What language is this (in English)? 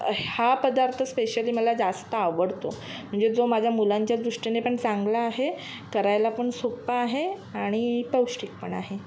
Marathi